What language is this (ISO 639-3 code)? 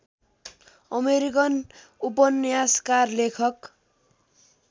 nep